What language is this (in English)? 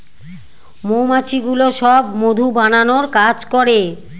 Bangla